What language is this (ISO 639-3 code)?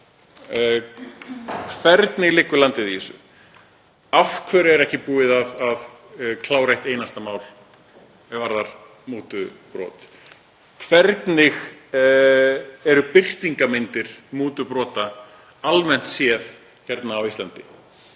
isl